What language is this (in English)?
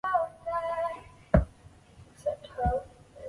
Chinese